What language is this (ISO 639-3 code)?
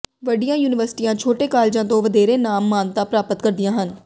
pan